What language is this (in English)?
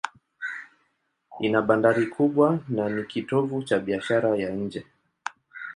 Swahili